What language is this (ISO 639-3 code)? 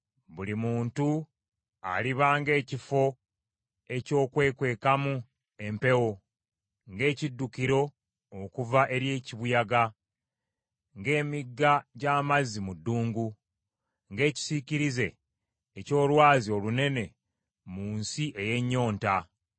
lug